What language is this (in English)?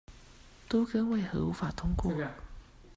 Chinese